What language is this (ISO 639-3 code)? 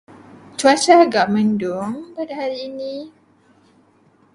msa